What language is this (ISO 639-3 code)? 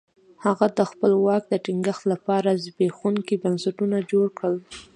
pus